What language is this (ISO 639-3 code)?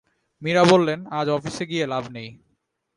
ben